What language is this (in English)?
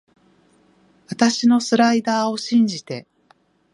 Japanese